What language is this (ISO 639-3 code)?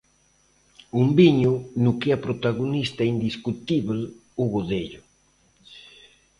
glg